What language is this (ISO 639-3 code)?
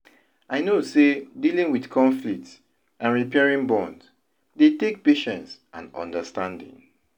pcm